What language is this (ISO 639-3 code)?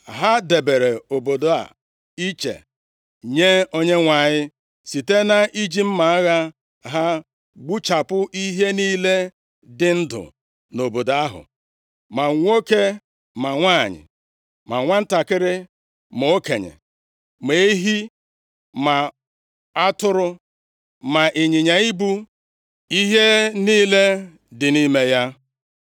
ibo